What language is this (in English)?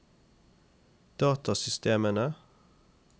Norwegian